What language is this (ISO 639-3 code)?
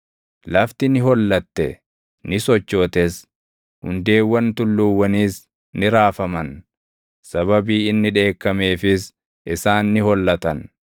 orm